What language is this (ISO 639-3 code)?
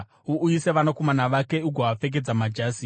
sna